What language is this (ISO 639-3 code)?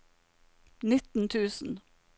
nor